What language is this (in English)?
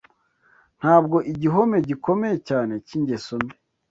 Kinyarwanda